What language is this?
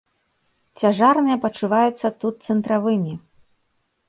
Belarusian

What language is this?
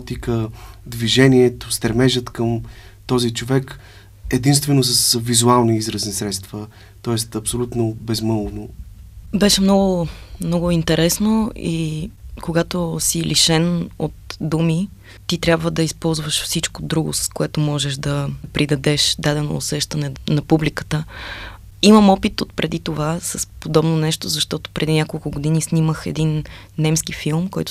Bulgarian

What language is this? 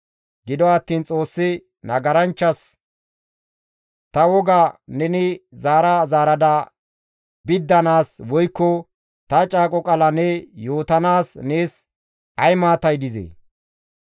Gamo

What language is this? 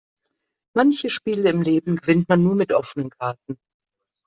German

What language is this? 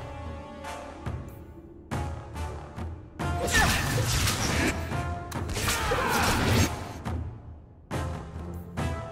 Portuguese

